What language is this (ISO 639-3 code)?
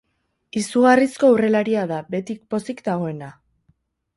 eus